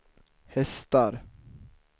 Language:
Swedish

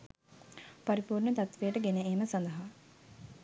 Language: Sinhala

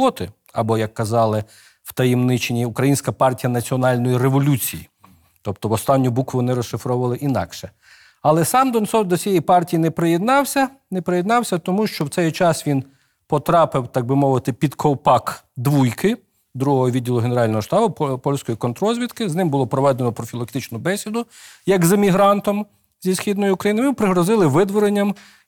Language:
Ukrainian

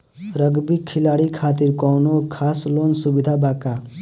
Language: Bhojpuri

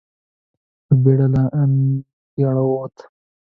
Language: Pashto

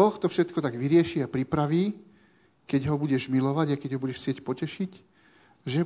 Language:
Slovak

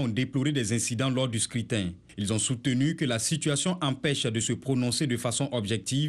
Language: French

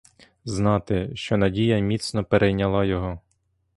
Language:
Ukrainian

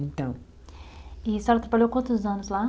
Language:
Portuguese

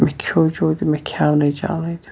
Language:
Kashmiri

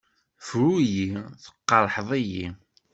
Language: Kabyle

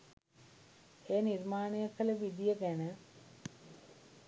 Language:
Sinhala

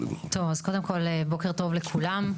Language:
Hebrew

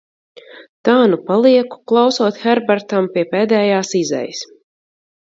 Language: Latvian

